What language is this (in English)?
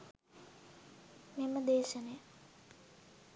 Sinhala